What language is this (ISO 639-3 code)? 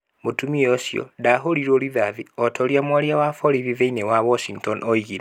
kik